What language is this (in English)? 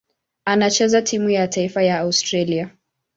Swahili